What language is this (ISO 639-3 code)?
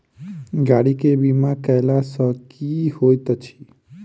mai